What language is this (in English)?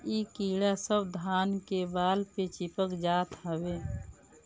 Bhojpuri